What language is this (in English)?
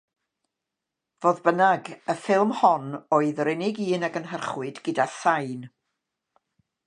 Welsh